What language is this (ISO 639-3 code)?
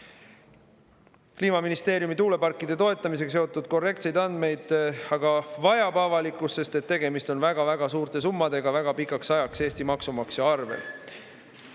est